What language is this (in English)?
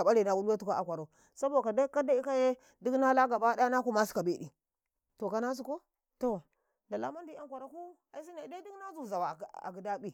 Karekare